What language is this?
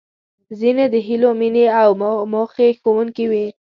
Pashto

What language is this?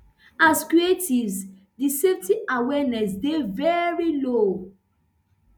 Nigerian Pidgin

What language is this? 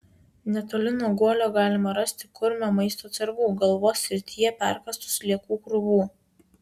Lithuanian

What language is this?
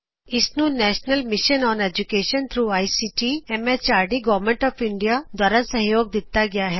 Punjabi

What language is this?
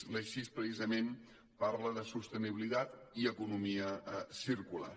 Catalan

